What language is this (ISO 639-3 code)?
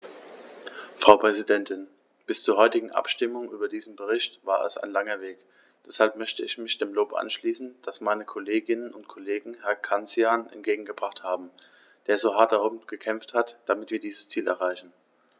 deu